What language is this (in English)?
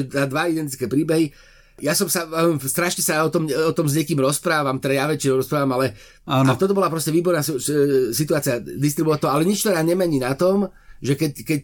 Slovak